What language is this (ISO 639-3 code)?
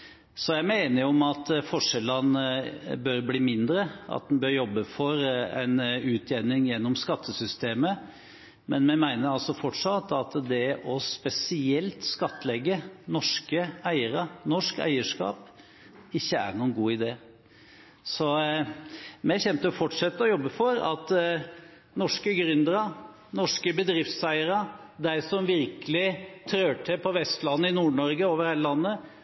nob